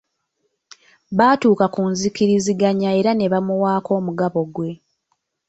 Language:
Ganda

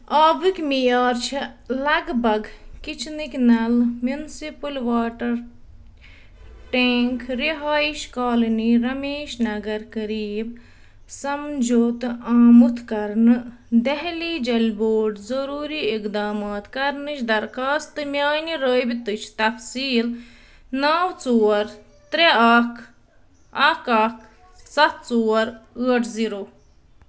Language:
Kashmiri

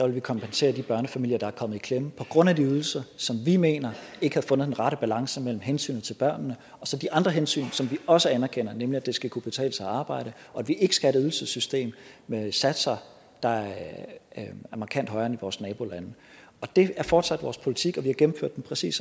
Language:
Danish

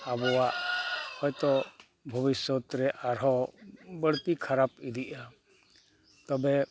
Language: Santali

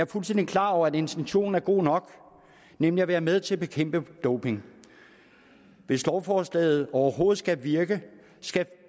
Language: Danish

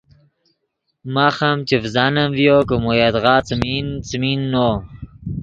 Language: Yidgha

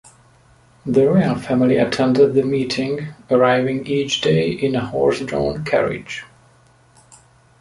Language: English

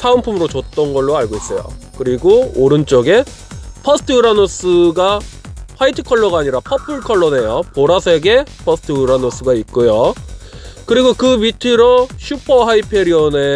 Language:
Korean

